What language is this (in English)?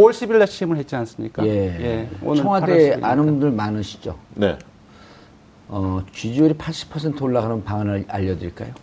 Korean